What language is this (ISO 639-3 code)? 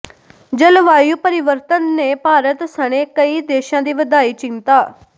pan